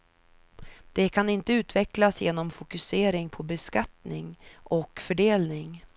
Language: Swedish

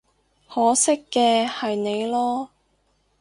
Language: Cantonese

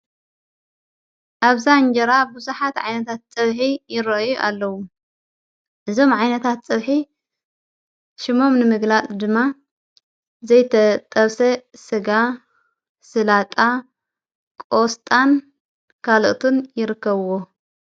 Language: Tigrinya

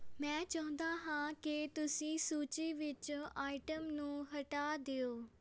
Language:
Punjabi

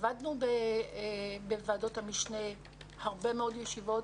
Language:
Hebrew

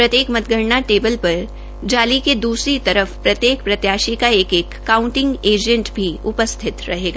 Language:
Hindi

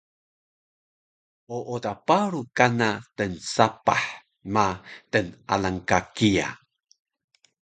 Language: Taroko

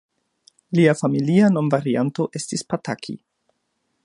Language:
Esperanto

